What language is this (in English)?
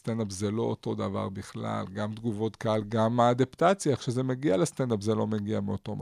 Hebrew